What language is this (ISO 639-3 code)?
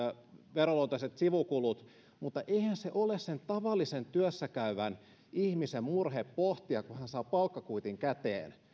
fin